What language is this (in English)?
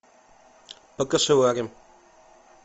Russian